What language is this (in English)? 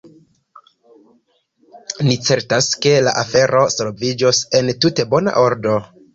Esperanto